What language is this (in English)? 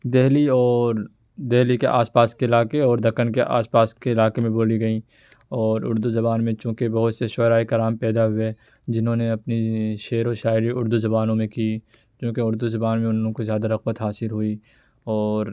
Urdu